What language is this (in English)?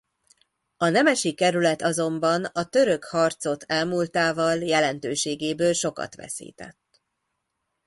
Hungarian